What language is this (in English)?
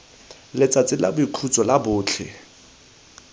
Tswana